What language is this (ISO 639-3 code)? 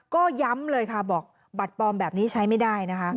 tha